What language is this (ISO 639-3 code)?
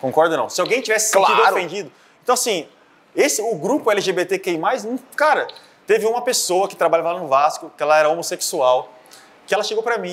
por